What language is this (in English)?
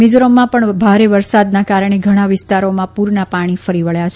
Gujarati